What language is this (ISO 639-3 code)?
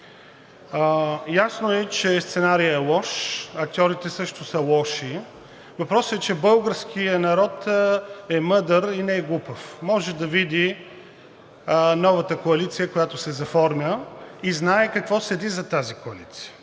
bul